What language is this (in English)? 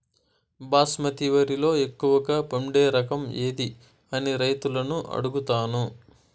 Telugu